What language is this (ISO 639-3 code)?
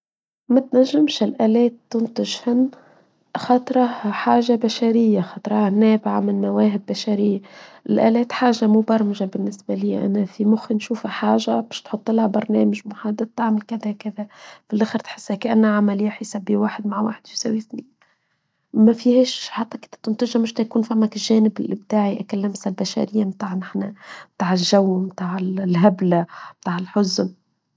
aeb